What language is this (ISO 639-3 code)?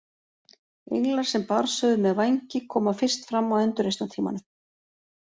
isl